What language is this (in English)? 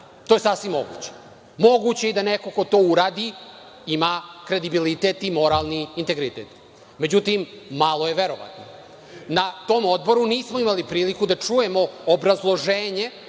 Serbian